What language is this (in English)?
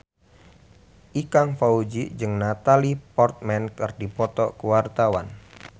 Sundanese